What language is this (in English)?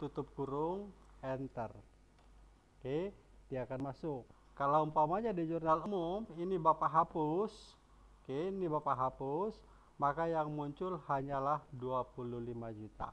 Indonesian